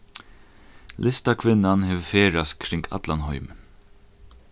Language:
Faroese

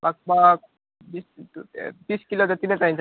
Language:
Nepali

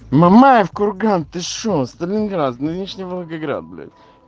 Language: Russian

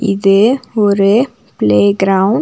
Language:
Tamil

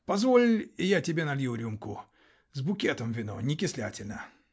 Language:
Russian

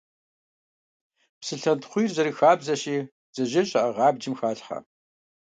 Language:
Kabardian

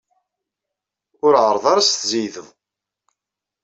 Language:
Kabyle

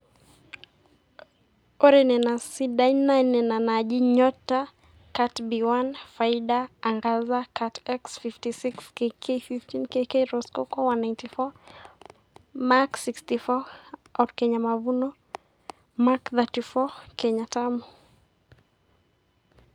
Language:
Masai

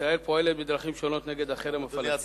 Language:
Hebrew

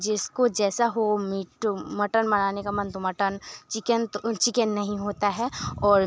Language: Hindi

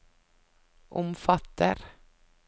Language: Norwegian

